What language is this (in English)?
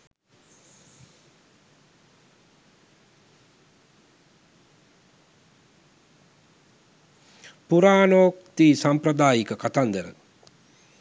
Sinhala